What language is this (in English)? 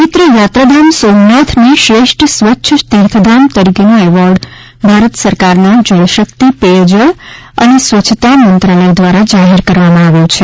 Gujarati